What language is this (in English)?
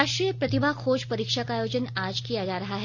Hindi